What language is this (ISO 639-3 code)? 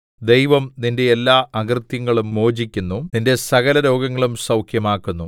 mal